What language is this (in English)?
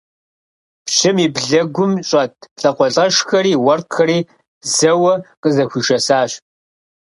Kabardian